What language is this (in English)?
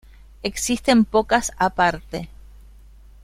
Spanish